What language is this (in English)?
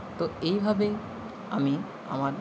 Bangla